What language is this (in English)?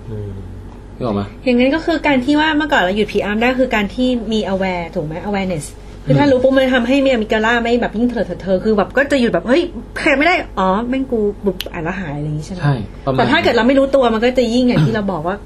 Thai